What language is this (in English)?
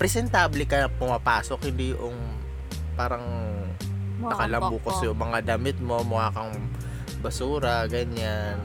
Filipino